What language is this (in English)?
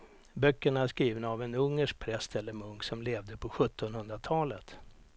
Swedish